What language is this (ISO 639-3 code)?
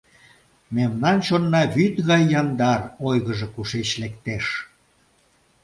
chm